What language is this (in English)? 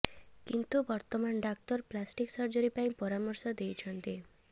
Odia